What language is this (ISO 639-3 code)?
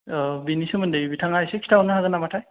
brx